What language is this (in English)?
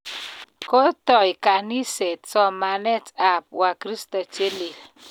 Kalenjin